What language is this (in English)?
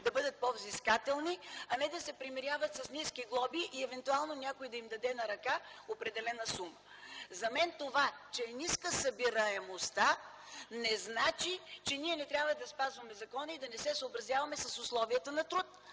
Bulgarian